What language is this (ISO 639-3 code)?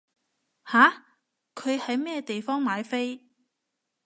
yue